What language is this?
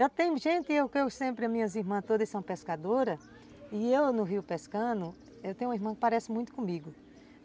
Portuguese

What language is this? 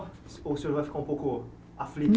Portuguese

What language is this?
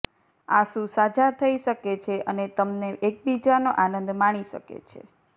Gujarati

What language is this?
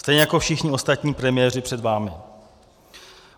Czech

